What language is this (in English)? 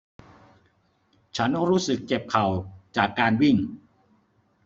Thai